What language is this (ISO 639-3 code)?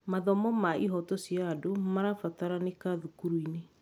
kik